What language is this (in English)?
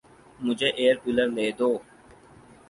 Urdu